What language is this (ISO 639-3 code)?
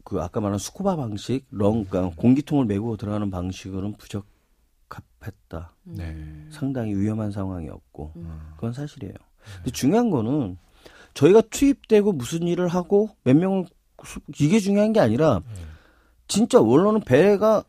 kor